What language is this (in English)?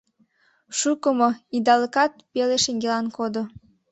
Mari